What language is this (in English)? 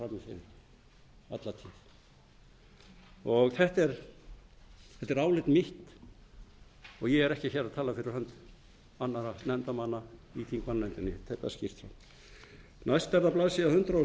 Icelandic